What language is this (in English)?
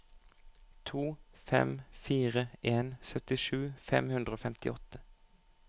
Norwegian